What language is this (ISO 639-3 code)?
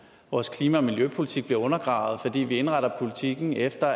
dan